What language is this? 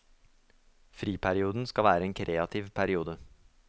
Norwegian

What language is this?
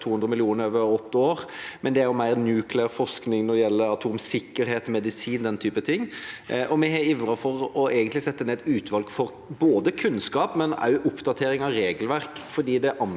Norwegian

